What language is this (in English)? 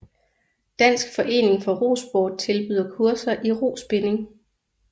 Danish